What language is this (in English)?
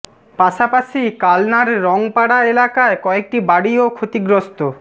Bangla